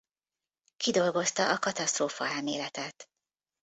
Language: Hungarian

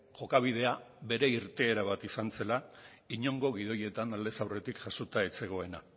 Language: Basque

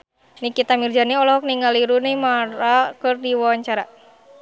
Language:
Sundanese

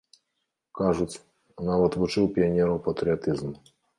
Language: Belarusian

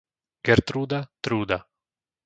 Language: Slovak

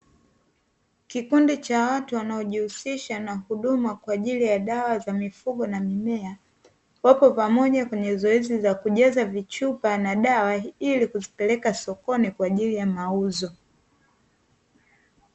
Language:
Swahili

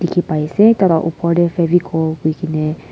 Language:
Naga Pidgin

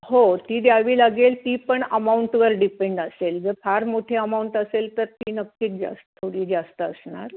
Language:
Marathi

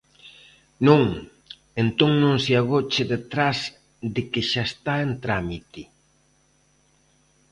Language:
Galician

